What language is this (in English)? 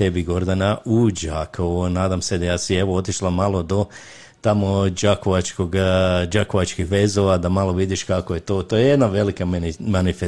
Croatian